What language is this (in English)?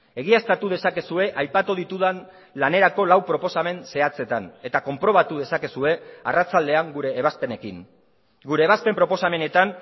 Basque